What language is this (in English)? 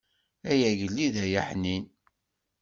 Kabyle